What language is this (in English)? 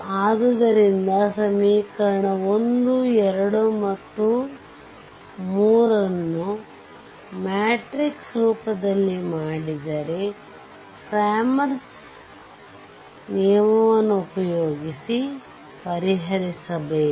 Kannada